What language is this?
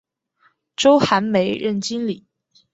Chinese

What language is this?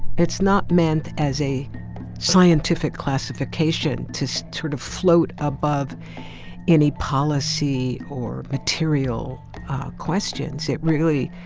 English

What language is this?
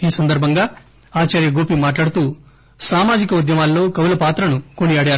Telugu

